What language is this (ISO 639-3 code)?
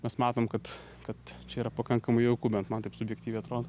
lit